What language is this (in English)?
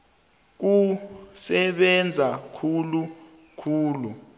South Ndebele